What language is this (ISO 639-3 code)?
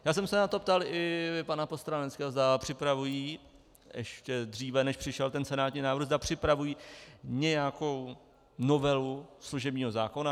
ces